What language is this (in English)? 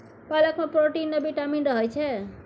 Maithili